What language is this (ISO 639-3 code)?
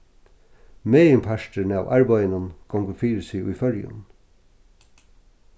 fao